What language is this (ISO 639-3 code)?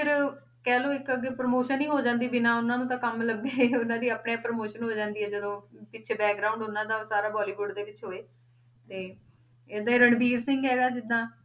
pan